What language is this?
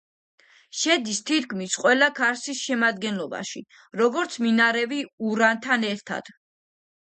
Georgian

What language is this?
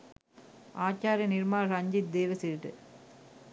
Sinhala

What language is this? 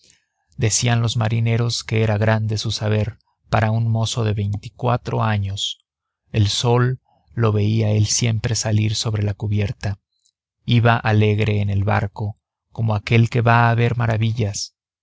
Spanish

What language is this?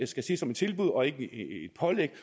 Danish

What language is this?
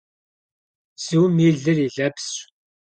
Kabardian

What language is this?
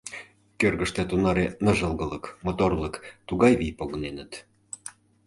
Mari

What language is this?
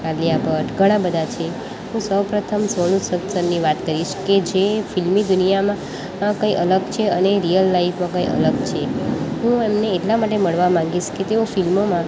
Gujarati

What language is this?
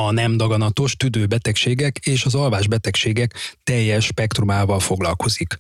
Hungarian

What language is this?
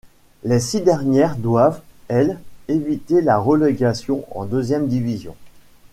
French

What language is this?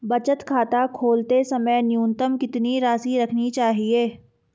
Hindi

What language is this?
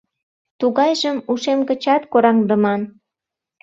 Mari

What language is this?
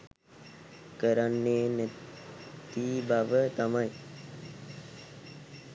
Sinhala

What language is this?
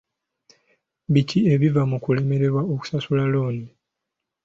Ganda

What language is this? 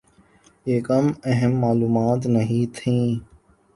Urdu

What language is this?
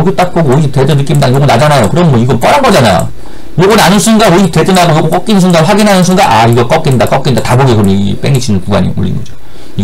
Korean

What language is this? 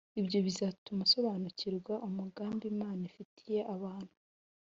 Kinyarwanda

